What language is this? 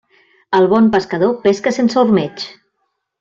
Catalan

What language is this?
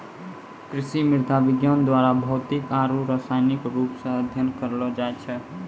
Maithili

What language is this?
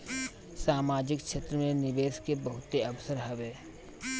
Bhojpuri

